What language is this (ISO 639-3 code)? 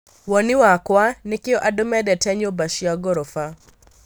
kik